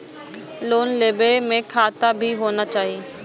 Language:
Maithili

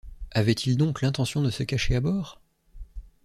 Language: French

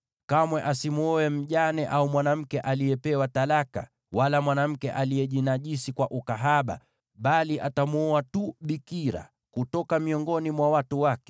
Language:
Swahili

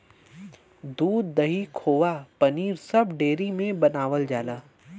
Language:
Bhojpuri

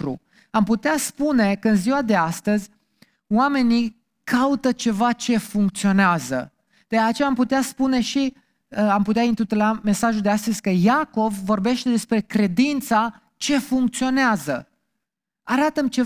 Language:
Romanian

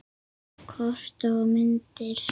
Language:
Icelandic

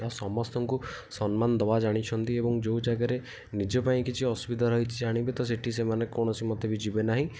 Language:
Odia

